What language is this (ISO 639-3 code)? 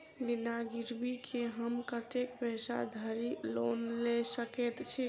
mai